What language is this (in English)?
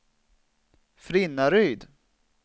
Swedish